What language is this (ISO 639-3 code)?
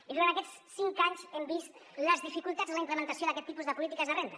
cat